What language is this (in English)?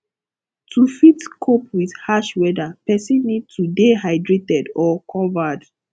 Nigerian Pidgin